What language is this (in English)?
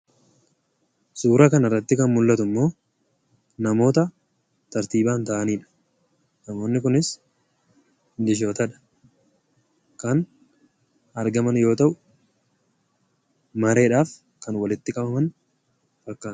Oromo